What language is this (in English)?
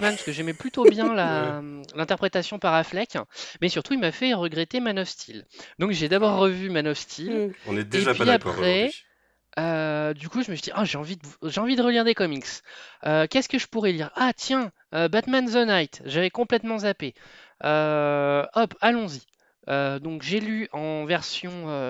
French